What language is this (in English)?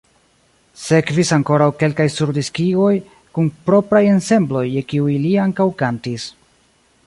Esperanto